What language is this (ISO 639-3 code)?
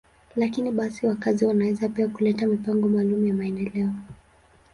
swa